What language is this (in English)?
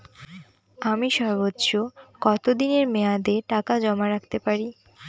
Bangla